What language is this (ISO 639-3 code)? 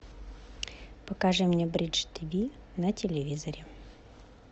rus